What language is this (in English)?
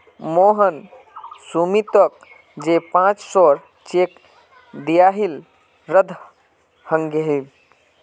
Magahi